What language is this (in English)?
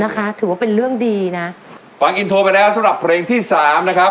Thai